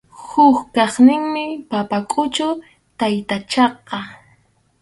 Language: Arequipa-La Unión Quechua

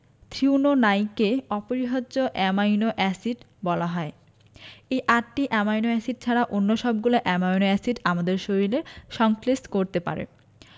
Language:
Bangla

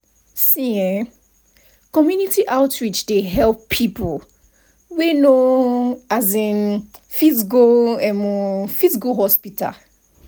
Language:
Nigerian Pidgin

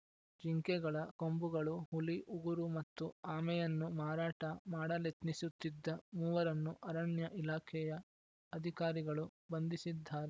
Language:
Kannada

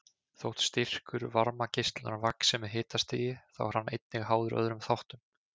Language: Icelandic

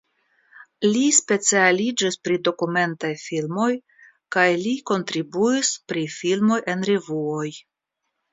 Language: Esperanto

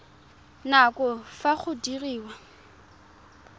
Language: Tswana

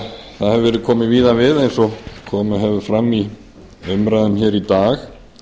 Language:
Icelandic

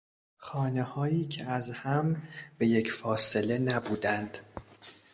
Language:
Persian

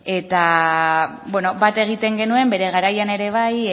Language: Basque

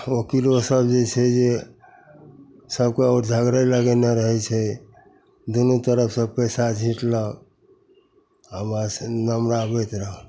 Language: Maithili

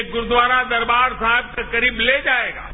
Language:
Hindi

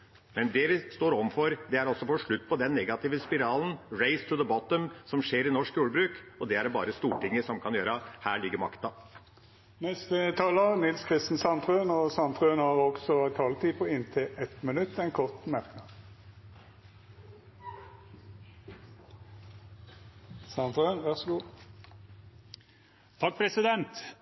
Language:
Norwegian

